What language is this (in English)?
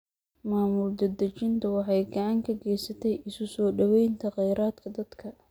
Somali